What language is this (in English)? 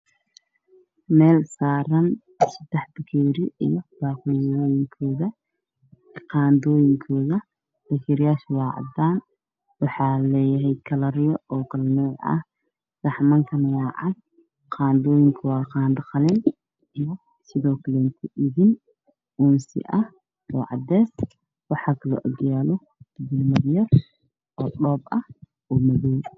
Somali